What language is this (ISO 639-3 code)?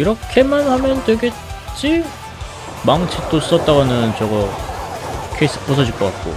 kor